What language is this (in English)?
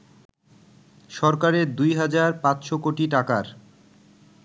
Bangla